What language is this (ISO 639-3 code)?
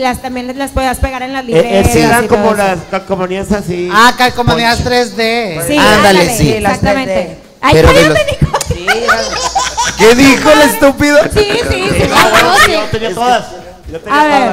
spa